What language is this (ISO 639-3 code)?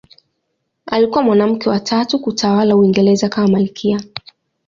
swa